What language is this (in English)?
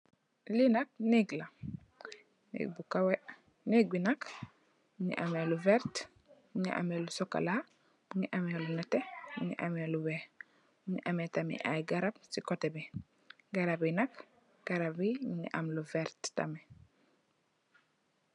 Wolof